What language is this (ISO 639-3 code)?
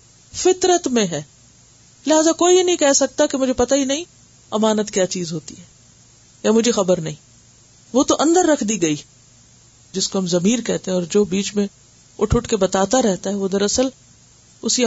urd